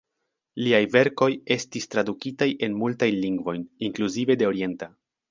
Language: Esperanto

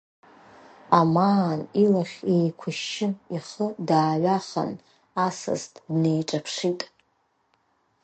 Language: Abkhazian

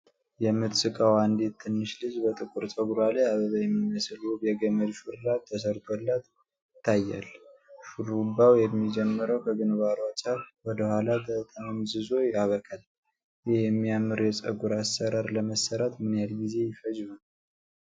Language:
Amharic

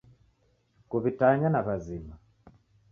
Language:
Taita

